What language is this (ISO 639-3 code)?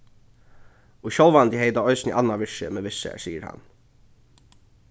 fao